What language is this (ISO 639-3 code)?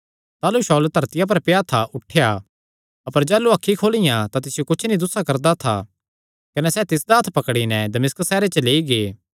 xnr